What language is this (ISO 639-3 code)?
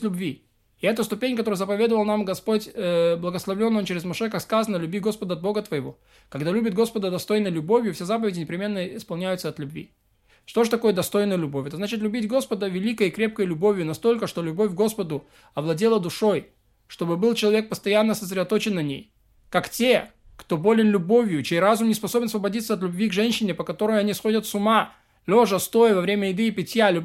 rus